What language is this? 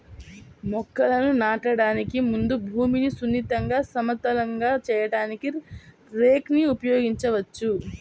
Telugu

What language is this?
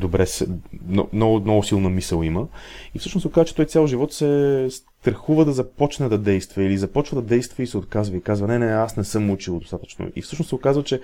Bulgarian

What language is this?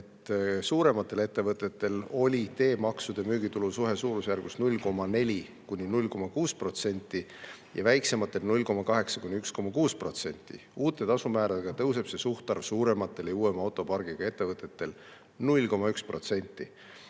Estonian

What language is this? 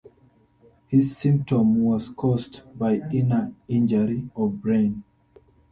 English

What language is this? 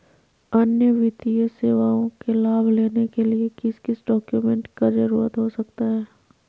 Magahi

